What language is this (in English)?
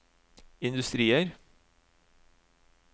Norwegian